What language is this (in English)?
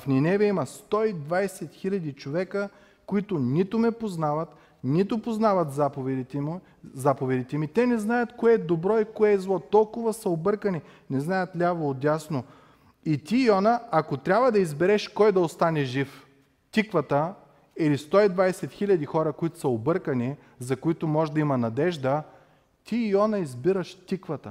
Bulgarian